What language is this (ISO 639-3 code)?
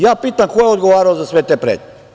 srp